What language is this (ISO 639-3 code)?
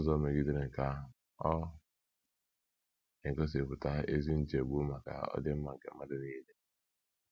ibo